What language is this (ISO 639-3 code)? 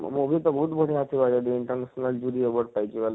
ori